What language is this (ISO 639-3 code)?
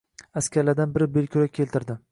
uzb